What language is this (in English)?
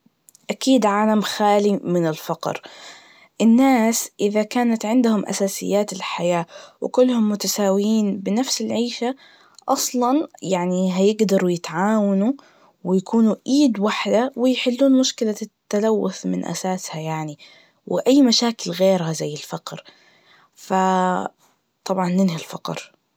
Najdi Arabic